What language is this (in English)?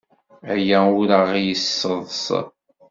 Kabyle